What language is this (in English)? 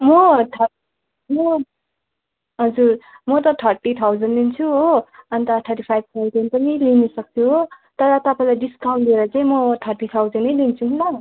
Nepali